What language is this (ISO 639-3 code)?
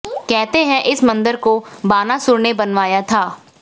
hin